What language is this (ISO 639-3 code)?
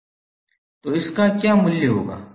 hin